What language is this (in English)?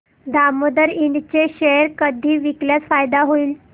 Marathi